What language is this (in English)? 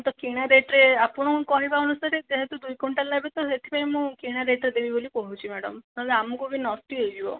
Odia